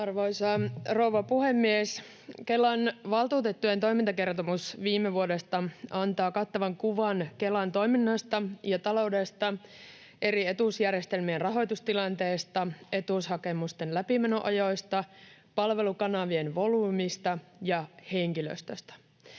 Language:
Finnish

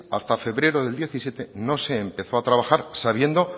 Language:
Spanish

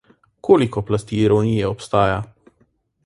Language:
Slovenian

